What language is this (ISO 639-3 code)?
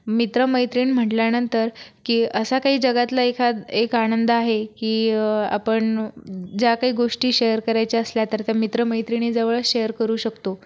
mar